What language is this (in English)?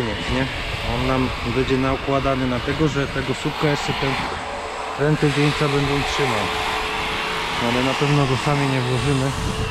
Polish